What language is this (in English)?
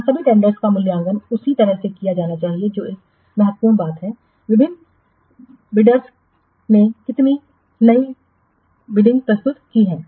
Hindi